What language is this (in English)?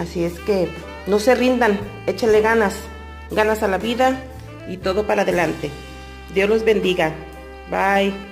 Spanish